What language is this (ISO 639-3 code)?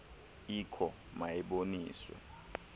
xho